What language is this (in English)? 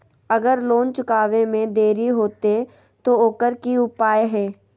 Magahi